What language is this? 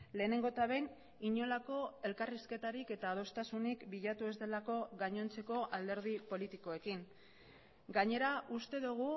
Basque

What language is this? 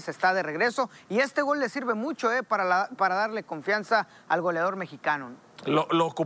Spanish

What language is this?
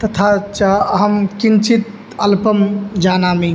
Sanskrit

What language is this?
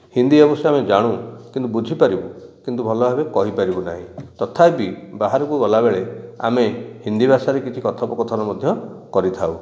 Odia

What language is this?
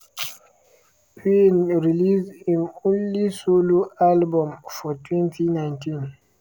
Nigerian Pidgin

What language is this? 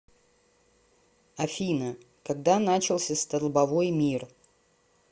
Russian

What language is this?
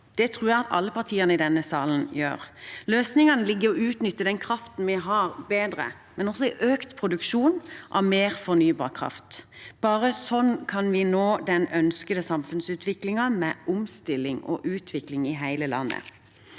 Norwegian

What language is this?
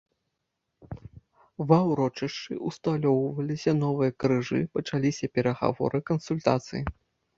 Belarusian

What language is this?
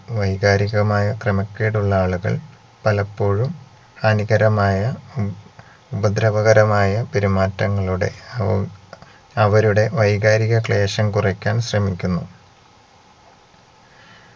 Malayalam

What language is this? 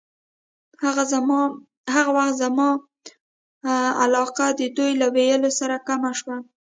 Pashto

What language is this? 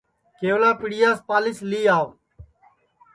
Sansi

